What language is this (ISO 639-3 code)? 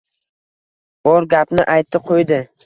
uzb